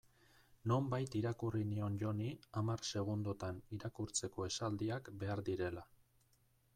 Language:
Basque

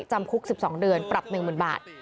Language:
Thai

